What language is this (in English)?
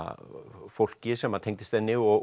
Icelandic